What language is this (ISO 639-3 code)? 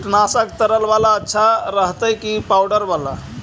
mag